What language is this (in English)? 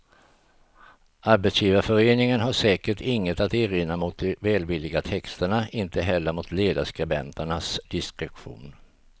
Swedish